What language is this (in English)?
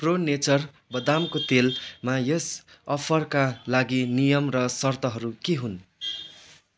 Nepali